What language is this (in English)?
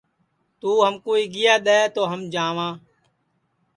Sansi